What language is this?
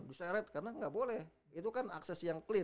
Indonesian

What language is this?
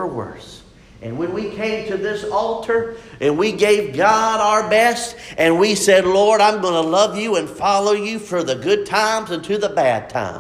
English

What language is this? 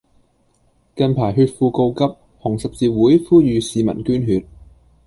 Cantonese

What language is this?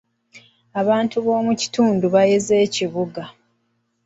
Ganda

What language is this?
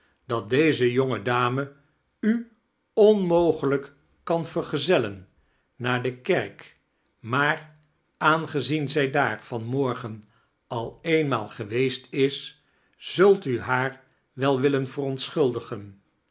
Dutch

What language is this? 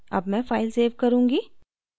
Hindi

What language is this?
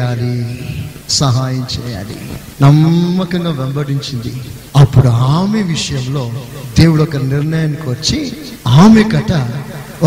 Telugu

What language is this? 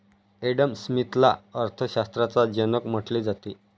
Marathi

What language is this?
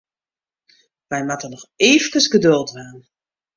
Western Frisian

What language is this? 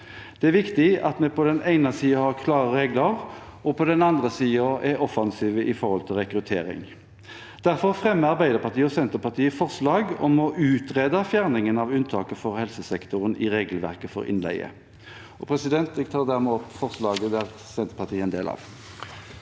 Norwegian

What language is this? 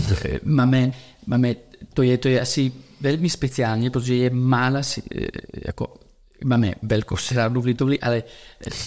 Czech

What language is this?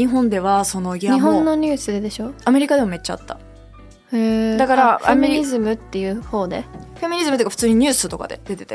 Japanese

